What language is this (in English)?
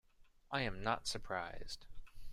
English